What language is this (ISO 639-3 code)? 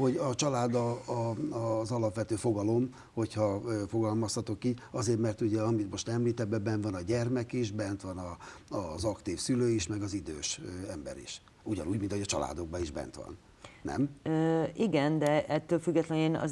hun